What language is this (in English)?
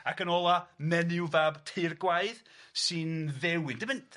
Welsh